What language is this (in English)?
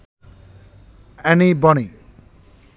Bangla